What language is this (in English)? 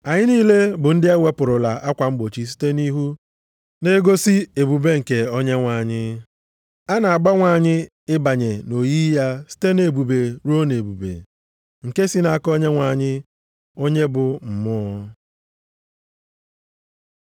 Igbo